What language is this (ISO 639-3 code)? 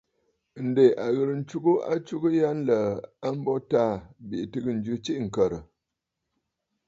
bfd